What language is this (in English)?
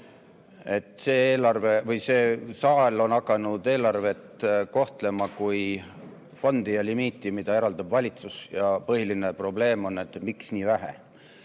Estonian